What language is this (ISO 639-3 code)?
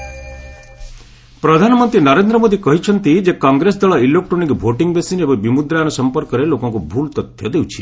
ori